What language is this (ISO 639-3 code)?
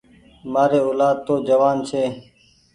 gig